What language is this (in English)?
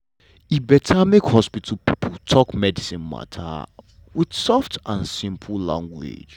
Nigerian Pidgin